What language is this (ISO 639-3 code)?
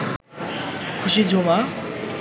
ben